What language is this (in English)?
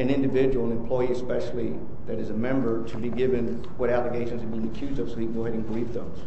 English